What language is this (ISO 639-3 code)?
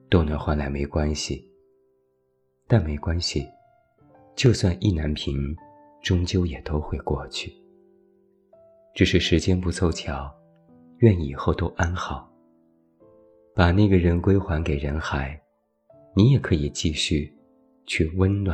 zho